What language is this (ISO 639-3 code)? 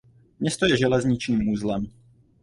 ces